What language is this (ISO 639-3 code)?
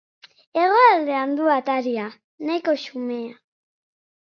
eus